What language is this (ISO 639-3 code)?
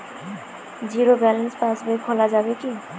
ben